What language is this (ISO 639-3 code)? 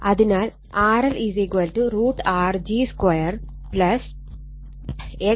mal